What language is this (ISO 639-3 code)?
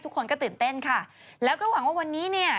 tha